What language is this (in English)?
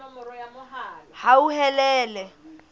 Southern Sotho